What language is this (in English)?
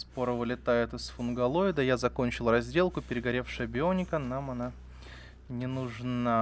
Russian